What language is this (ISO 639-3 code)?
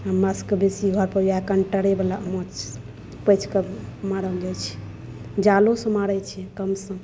mai